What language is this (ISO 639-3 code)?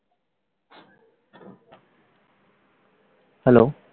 ben